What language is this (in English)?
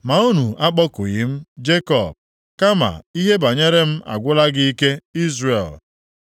Igbo